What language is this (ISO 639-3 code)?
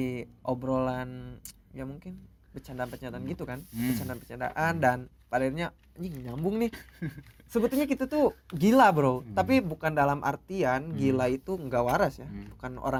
ind